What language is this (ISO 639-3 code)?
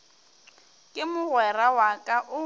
nso